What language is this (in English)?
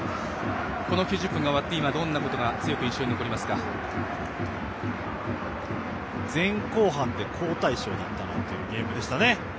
Japanese